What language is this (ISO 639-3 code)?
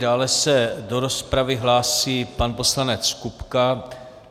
ces